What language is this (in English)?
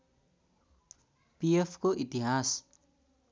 Nepali